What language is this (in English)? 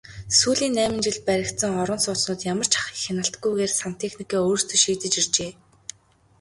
Mongolian